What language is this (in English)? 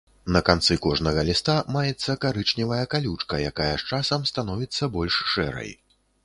Belarusian